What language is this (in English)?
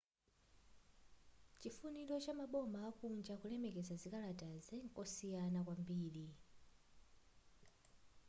Nyanja